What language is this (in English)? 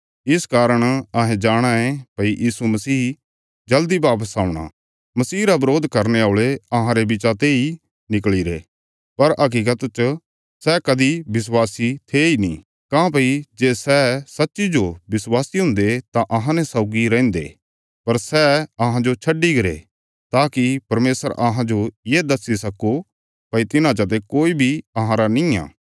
Bilaspuri